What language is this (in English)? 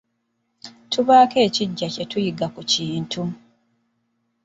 Ganda